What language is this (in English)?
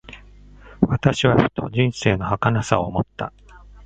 Japanese